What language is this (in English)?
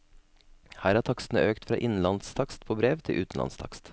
Norwegian